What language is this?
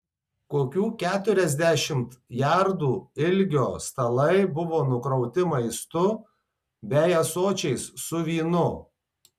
Lithuanian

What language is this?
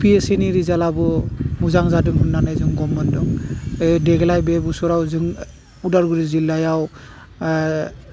Bodo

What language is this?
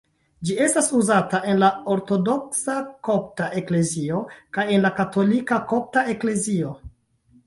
Esperanto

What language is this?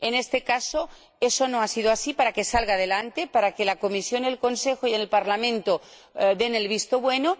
Spanish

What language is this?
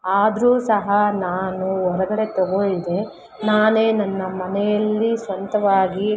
Kannada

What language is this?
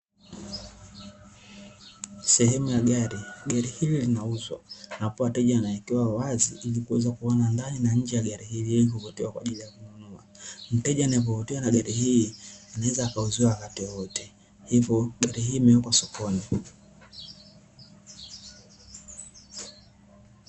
Swahili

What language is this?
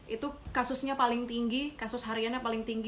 Indonesian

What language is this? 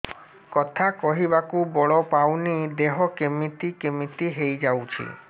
Odia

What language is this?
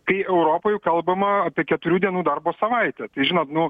Lithuanian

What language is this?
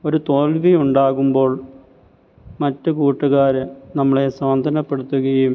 Malayalam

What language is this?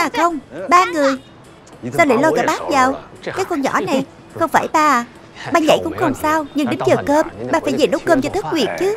Vietnamese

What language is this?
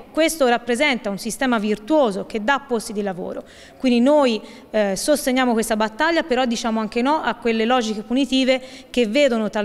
Italian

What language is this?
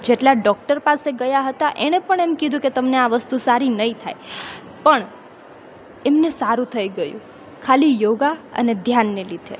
Gujarati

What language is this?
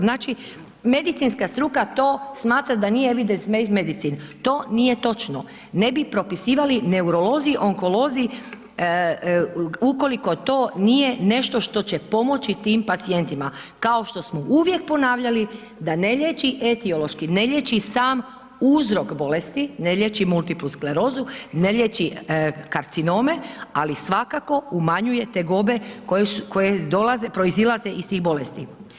Croatian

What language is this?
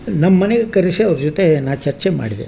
Kannada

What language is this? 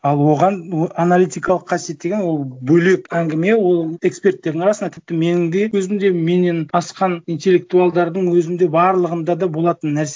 Kazakh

